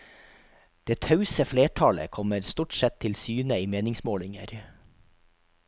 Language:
Norwegian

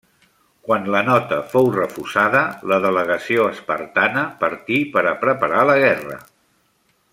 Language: Catalan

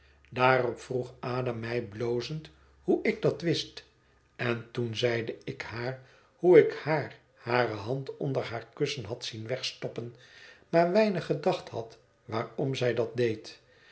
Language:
Dutch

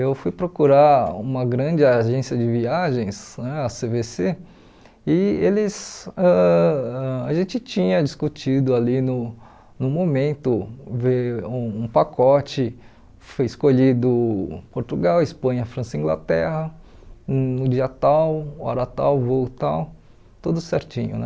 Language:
Portuguese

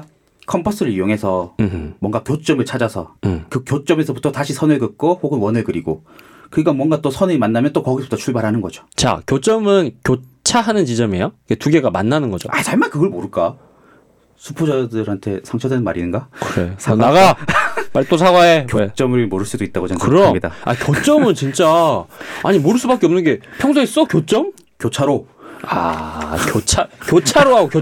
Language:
Korean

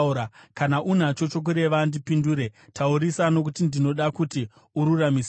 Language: Shona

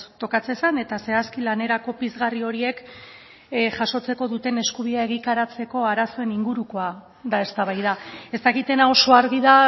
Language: Basque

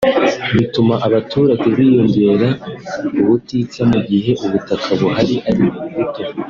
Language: Kinyarwanda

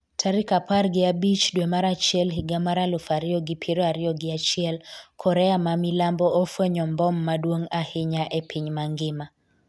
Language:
Luo (Kenya and Tanzania)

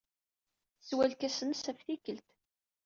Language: Kabyle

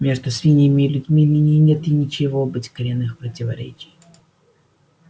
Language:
Russian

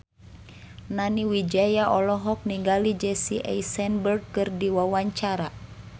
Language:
Sundanese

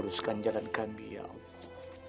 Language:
Indonesian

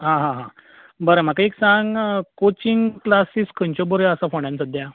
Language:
Konkani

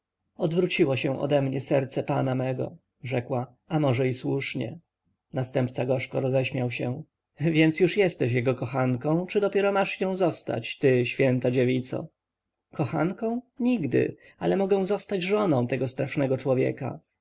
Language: Polish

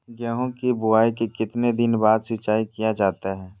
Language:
Magahi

